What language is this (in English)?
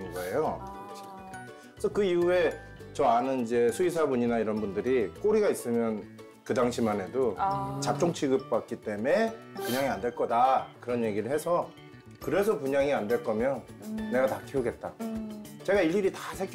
Korean